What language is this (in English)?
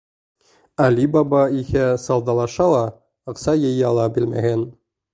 Bashkir